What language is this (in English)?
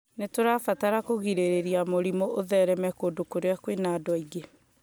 Kikuyu